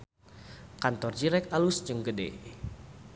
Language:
Sundanese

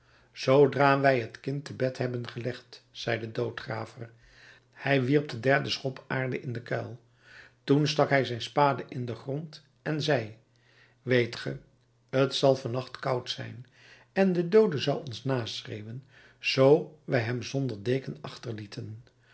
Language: Dutch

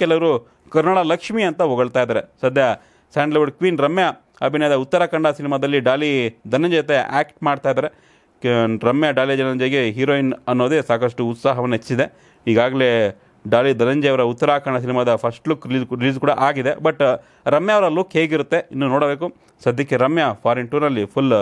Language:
Romanian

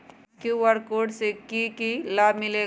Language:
Magahi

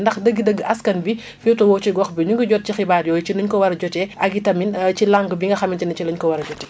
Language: Wolof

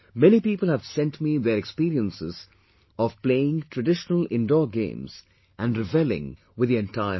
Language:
English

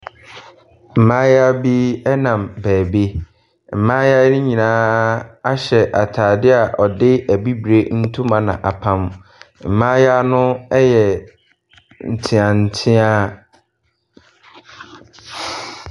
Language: Akan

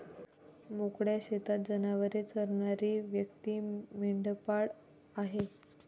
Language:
Marathi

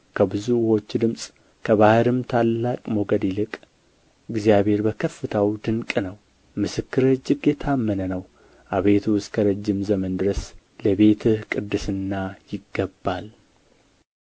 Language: Amharic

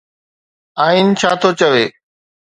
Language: Sindhi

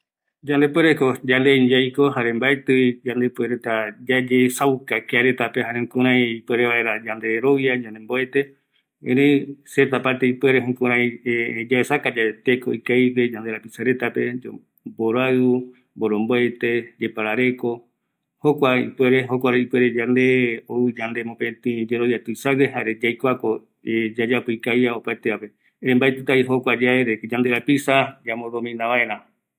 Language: Eastern Bolivian Guaraní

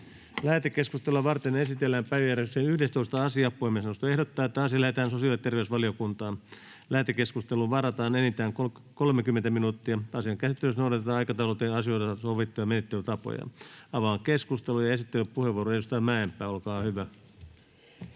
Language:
Finnish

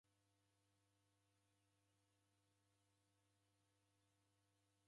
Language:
Taita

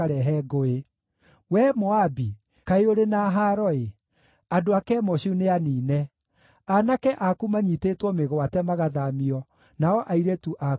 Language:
Kikuyu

